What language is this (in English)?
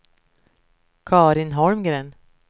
Swedish